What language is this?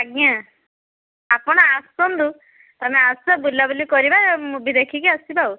Odia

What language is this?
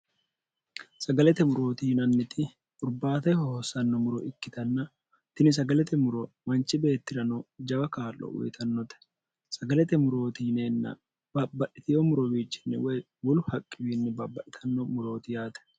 Sidamo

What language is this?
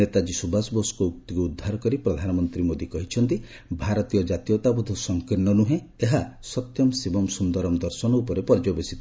Odia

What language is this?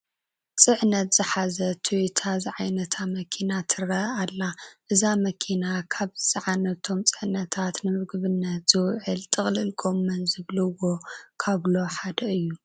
Tigrinya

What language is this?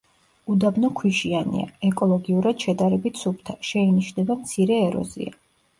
Georgian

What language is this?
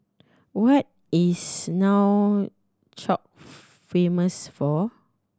English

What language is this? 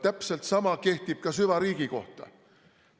Estonian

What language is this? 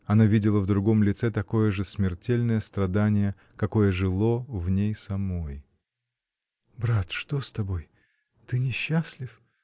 Russian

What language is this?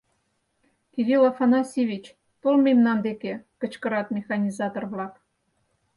Mari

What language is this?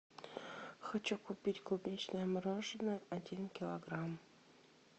Russian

